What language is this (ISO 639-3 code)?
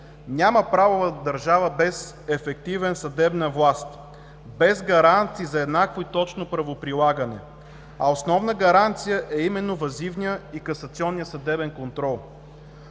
bul